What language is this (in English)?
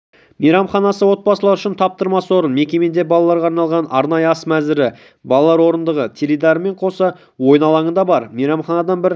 Kazakh